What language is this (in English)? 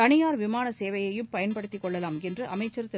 Tamil